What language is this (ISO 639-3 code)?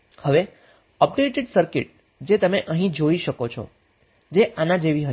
guj